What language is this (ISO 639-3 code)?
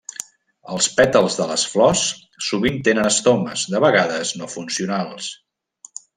cat